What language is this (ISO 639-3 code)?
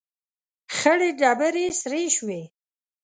pus